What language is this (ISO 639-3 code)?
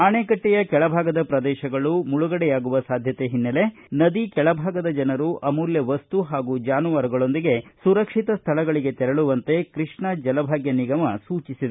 kan